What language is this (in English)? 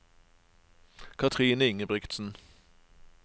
Norwegian